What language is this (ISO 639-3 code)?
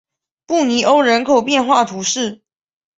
zho